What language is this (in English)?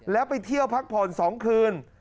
Thai